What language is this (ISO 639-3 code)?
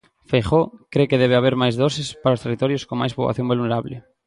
glg